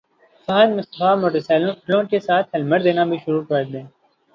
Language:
Urdu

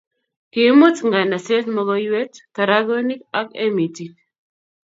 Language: Kalenjin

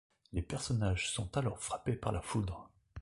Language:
French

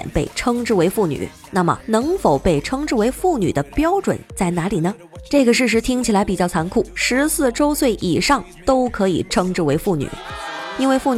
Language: Chinese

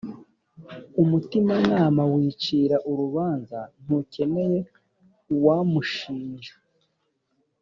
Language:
Kinyarwanda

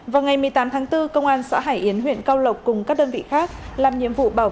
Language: Vietnamese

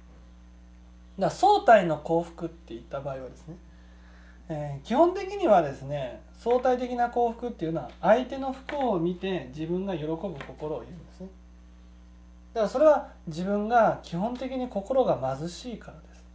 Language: Japanese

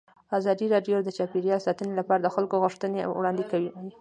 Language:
Pashto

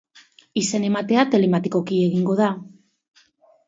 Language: Basque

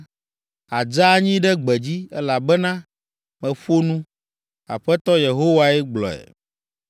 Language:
Ewe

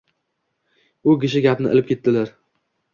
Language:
Uzbek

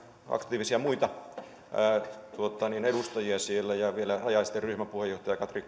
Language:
Finnish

